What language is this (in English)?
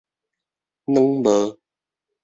Min Nan Chinese